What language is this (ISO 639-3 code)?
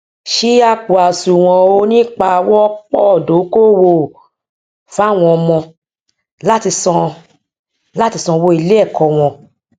yor